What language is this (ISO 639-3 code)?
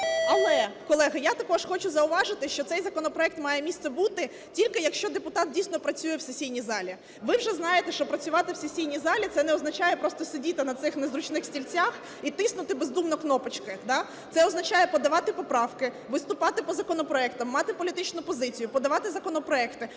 ukr